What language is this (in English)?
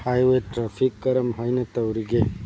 Manipuri